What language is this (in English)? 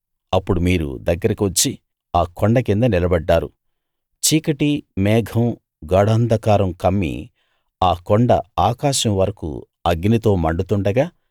Telugu